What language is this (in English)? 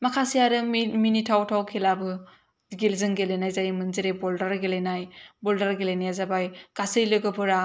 Bodo